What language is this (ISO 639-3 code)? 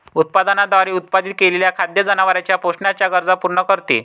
mar